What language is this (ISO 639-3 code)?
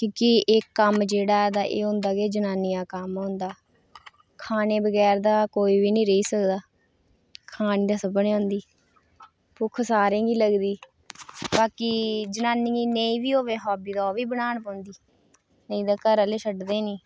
doi